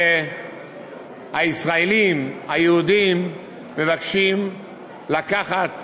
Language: Hebrew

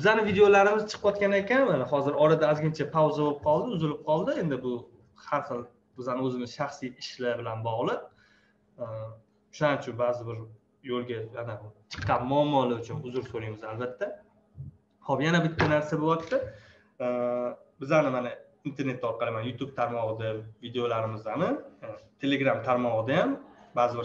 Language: Turkish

